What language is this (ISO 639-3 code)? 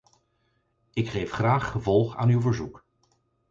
nld